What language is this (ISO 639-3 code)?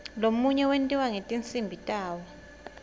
ssw